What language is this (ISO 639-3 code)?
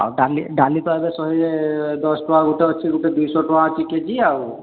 ori